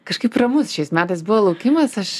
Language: Lithuanian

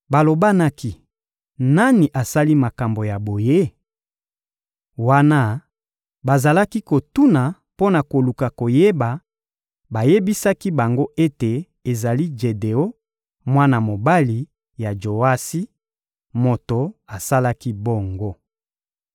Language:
Lingala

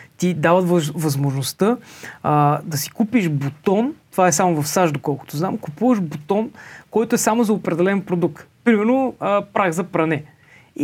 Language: Bulgarian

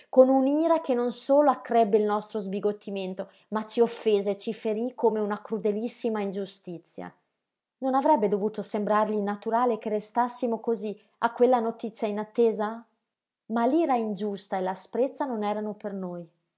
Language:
Italian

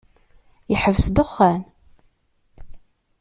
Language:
Kabyle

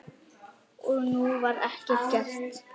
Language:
Icelandic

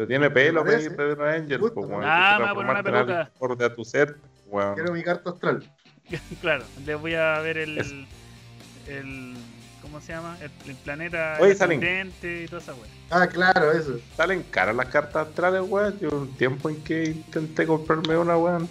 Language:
Spanish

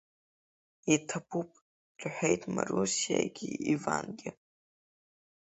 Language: Abkhazian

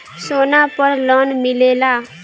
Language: Bhojpuri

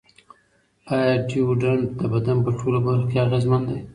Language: Pashto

